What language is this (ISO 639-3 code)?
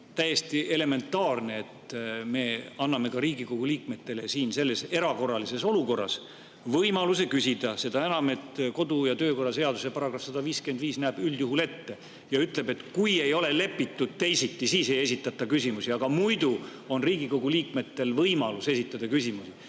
est